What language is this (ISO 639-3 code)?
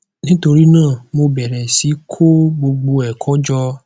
yor